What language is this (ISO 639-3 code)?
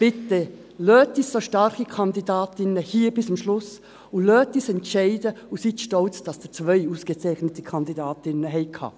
gsw